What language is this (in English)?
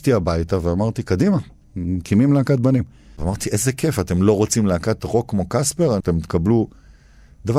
Hebrew